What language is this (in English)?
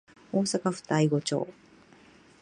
Japanese